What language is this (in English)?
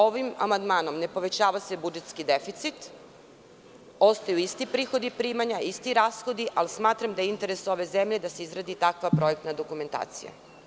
Serbian